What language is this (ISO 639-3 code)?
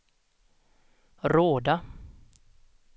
swe